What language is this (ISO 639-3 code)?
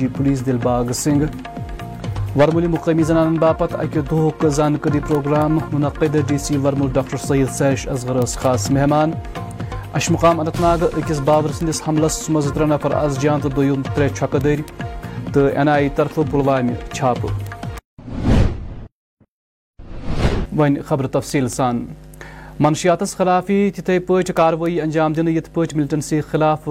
urd